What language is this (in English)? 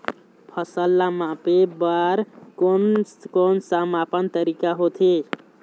Chhattisgarhi